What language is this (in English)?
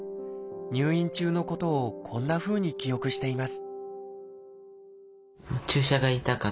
Japanese